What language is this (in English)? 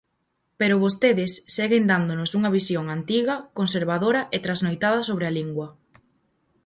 Galician